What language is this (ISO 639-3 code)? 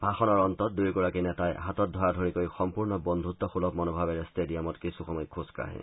asm